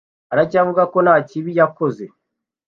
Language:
Kinyarwanda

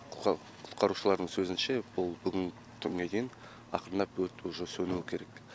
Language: Kazakh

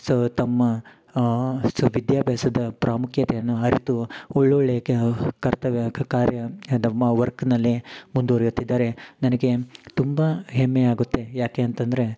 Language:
Kannada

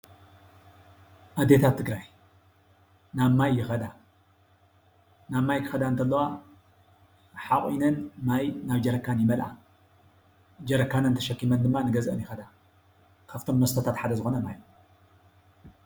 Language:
Tigrinya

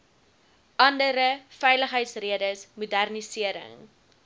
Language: Afrikaans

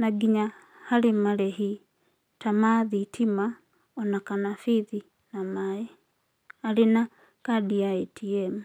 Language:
Kikuyu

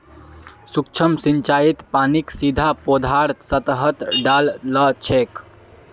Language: Magahi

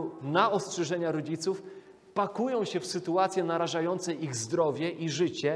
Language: Polish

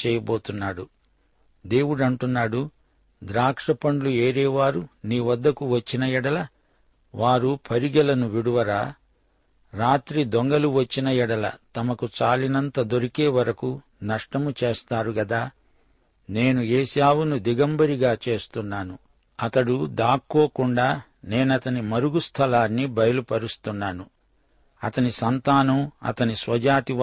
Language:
Telugu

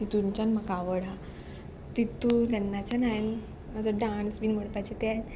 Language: Konkani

